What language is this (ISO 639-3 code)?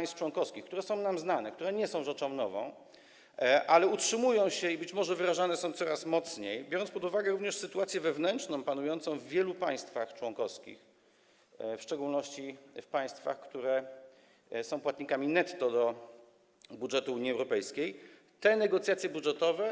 pol